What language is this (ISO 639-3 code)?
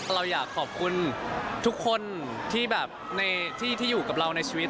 tha